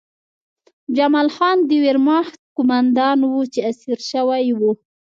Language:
Pashto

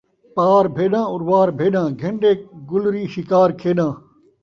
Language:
Saraiki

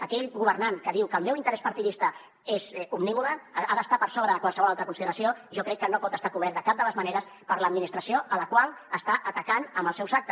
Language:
Catalan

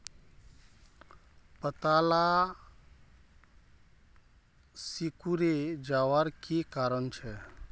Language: Magahi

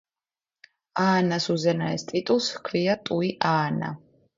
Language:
Georgian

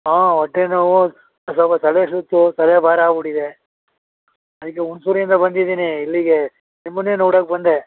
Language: Kannada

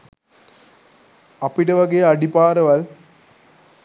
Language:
Sinhala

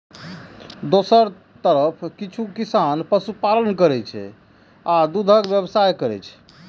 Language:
Maithili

